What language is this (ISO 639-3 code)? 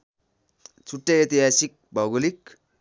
nep